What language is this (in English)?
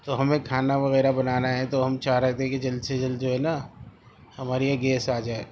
Urdu